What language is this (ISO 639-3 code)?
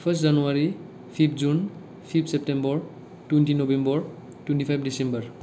brx